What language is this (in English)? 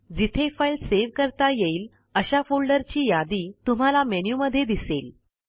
Marathi